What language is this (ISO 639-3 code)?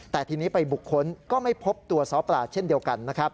tha